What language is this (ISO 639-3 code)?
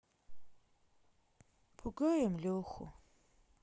rus